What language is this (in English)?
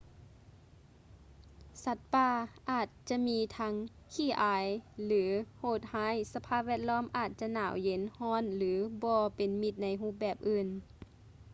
Lao